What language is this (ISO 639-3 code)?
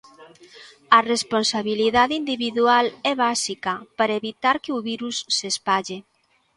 glg